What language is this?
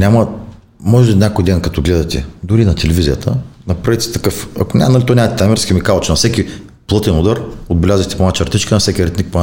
Bulgarian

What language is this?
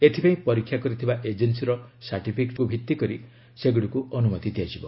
Odia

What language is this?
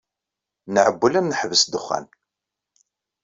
Kabyle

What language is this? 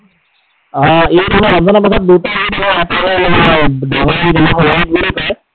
Assamese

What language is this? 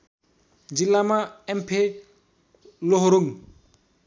Nepali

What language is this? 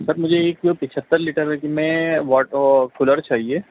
Urdu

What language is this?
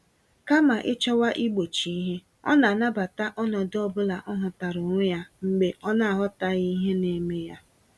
Igbo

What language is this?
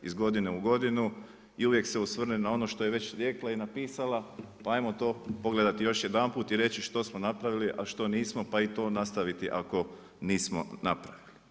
Croatian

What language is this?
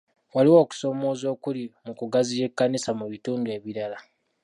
Ganda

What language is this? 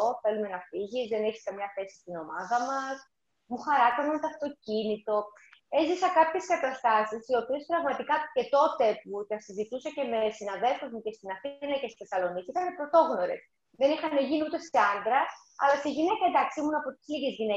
Greek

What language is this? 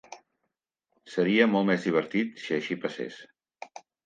Catalan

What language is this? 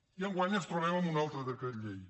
Catalan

